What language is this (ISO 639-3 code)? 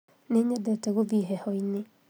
kik